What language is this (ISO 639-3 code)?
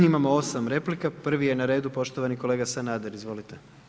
hrv